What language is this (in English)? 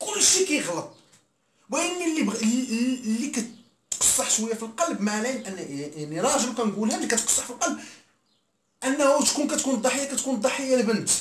Arabic